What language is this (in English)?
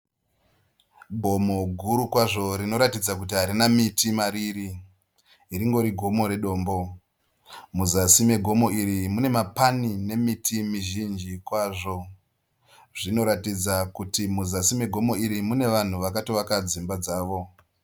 Shona